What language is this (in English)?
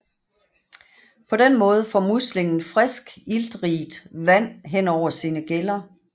Danish